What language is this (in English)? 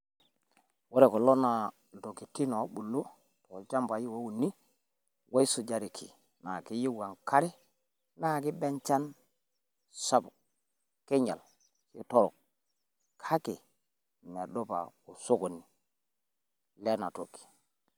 Masai